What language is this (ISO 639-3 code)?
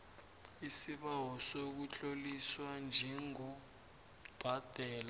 nbl